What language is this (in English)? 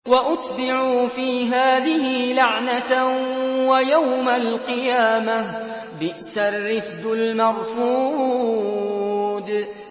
Arabic